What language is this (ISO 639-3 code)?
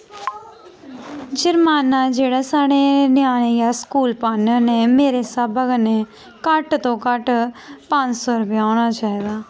doi